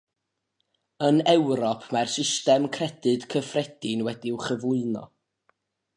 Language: Welsh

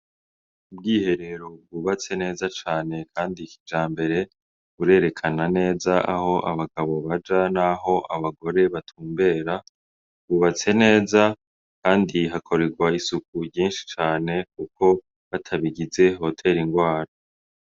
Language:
Rundi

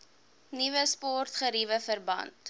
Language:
Afrikaans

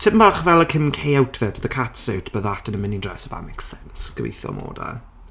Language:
Welsh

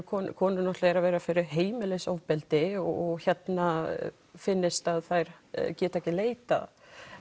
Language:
Icelandic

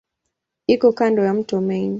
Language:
Swahili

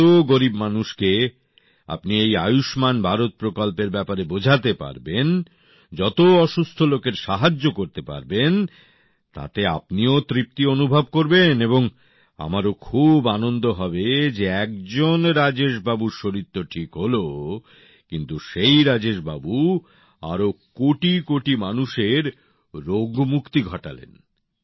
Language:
Bangla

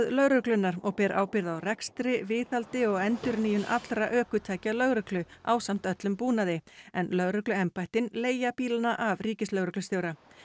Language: Icelandic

